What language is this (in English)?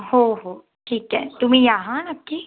Marathi